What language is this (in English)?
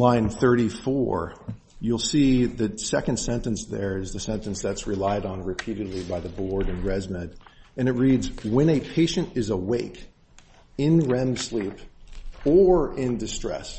English